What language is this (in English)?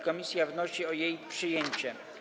Polish